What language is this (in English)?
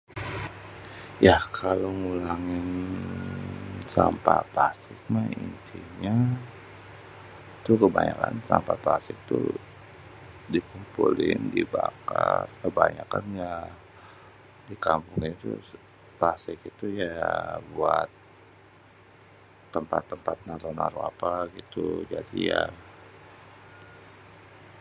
Betawi